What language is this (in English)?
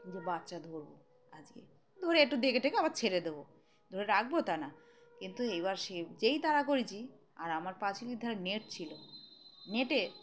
Bangla